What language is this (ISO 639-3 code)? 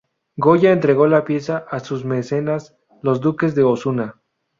spa